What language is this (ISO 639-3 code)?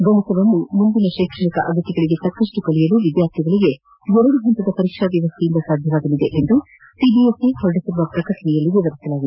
kan